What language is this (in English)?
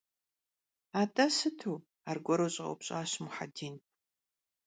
Kabardian